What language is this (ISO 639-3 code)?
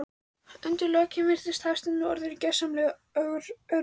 isl